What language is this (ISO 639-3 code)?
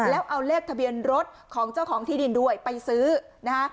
tha